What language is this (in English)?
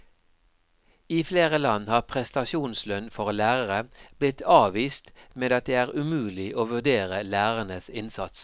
Norwegian